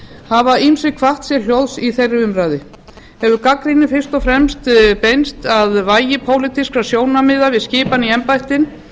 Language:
Icelandic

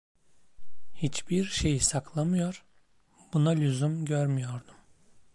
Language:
Turkish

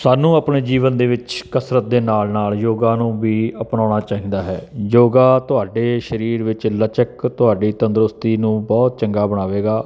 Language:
Punjabi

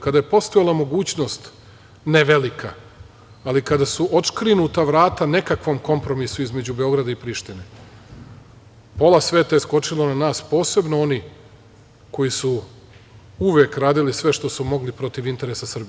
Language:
Serbian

